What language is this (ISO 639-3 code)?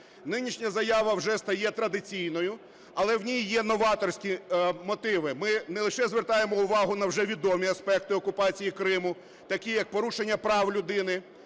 ukr